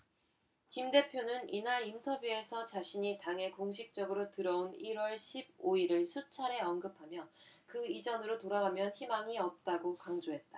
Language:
Korean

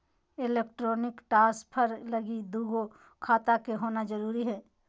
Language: Magahi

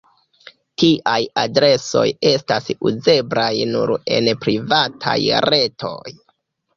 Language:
Esperanto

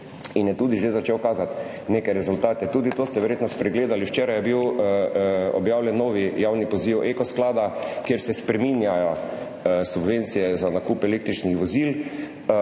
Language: Slovenian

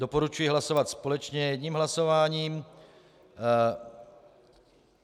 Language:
Czech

